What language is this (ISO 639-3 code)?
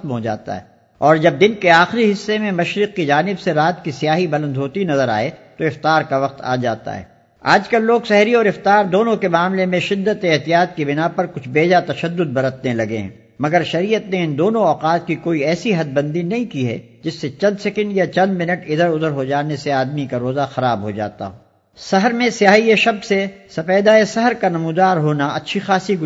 urd